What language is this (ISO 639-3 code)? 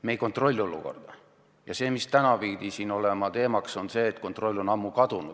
est